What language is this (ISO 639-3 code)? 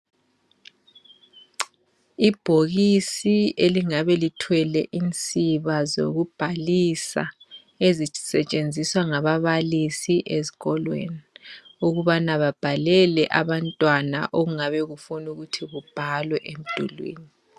nde